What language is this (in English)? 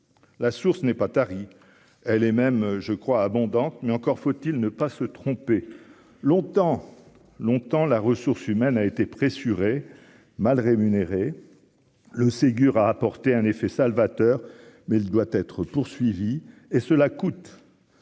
French